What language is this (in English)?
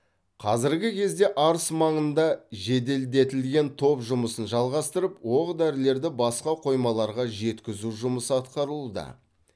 Kazakh